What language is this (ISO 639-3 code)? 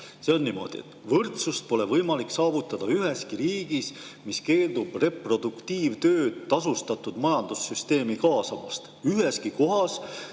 est